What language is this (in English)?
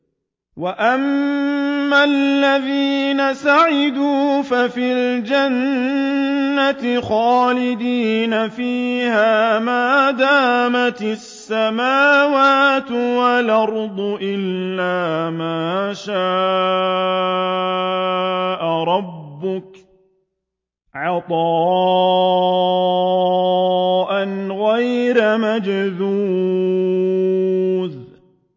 Arabic